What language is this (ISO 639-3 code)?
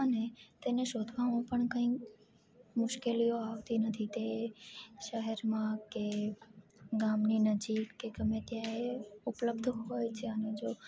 guj